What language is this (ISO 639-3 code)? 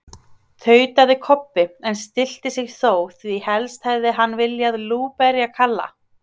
isl